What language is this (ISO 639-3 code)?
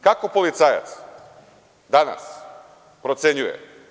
srp